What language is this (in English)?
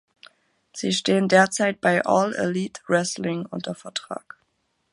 German